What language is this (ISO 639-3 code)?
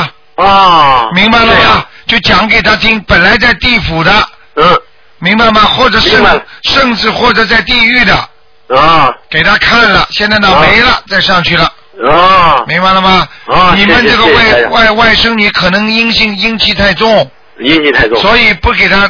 zho